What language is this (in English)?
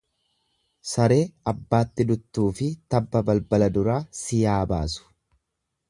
Oromo